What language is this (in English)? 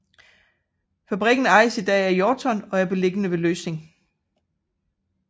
Danish